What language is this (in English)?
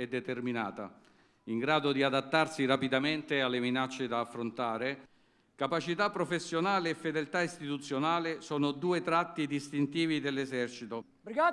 Italian